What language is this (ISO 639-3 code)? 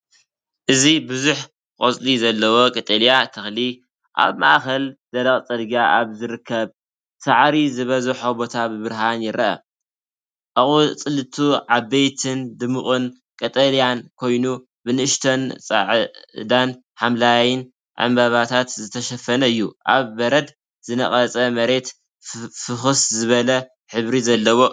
tir